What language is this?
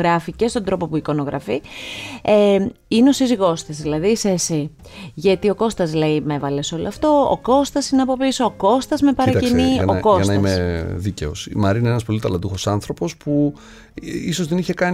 Greek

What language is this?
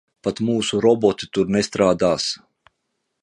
Latvian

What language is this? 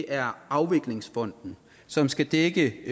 Danish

